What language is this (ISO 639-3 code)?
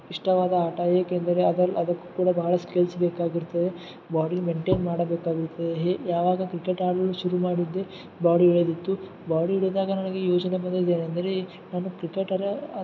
kan